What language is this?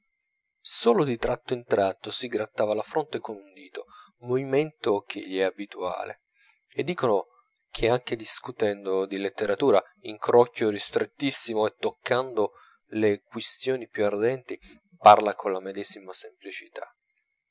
Italian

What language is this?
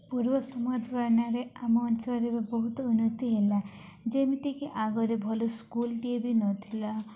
Odia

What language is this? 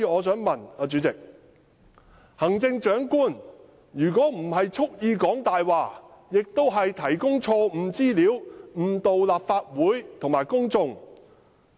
Cantonese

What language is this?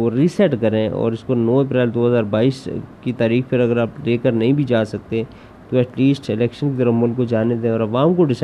Urdu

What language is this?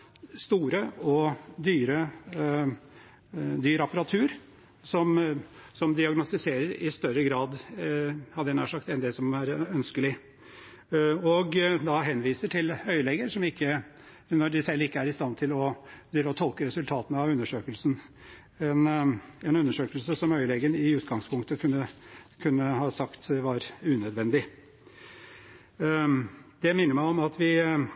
Norwegian Bokmål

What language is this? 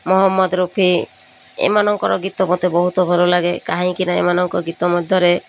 Odia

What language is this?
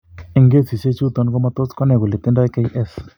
Kalenjin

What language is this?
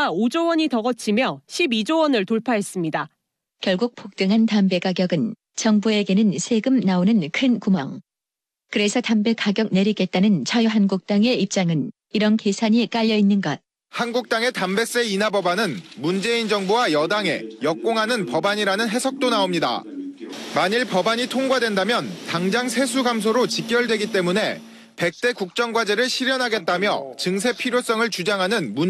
Korean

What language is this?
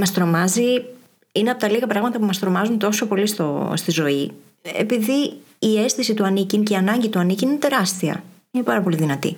Greek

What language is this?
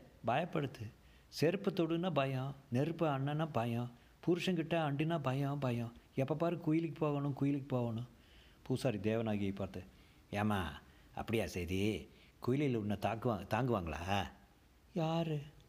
Tamil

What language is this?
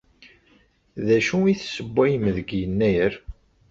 Kabyle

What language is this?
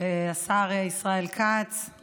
Hebrew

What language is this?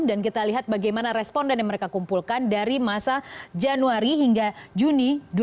Indonesian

